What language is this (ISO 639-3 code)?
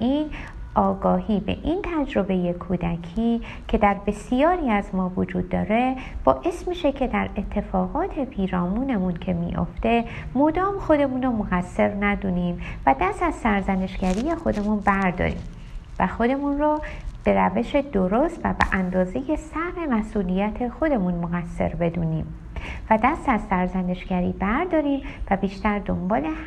fas